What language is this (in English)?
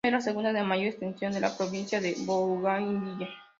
Spanish